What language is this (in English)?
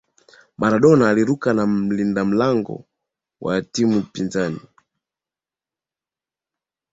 Swahili